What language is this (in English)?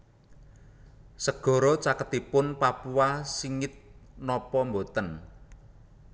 Javanese